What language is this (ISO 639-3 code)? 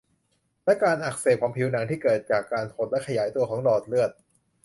tha